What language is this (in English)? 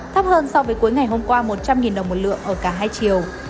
Vietnamese